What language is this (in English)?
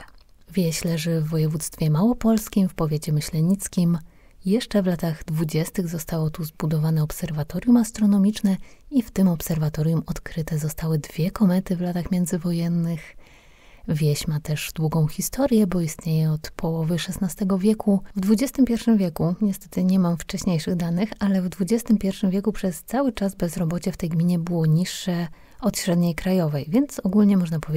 Polish